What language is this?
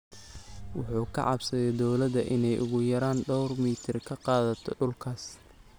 Somali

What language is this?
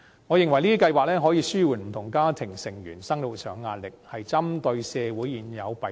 Cantonese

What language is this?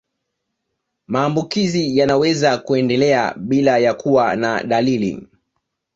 Swahili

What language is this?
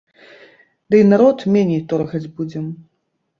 Belarusian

